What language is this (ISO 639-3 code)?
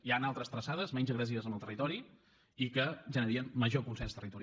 cat